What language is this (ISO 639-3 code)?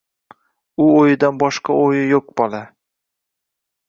uzb